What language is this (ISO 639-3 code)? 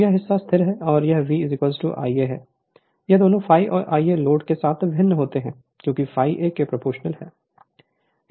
hin